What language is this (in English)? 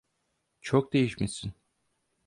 Turkish